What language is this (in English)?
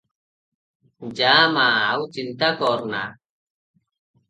Odia